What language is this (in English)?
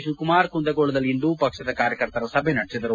Kannada